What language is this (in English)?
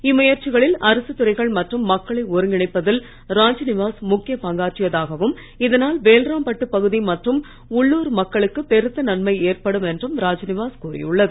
Tamil